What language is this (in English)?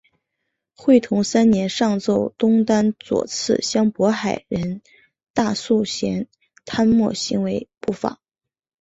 Chinese